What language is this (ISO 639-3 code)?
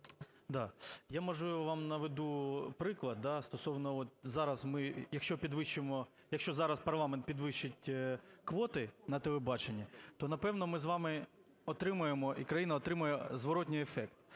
ukr